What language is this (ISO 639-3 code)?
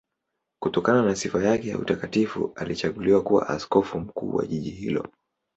swa